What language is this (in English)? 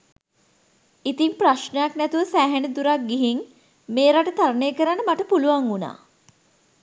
Sinhala